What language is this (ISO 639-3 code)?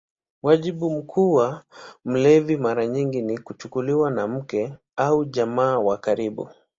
swa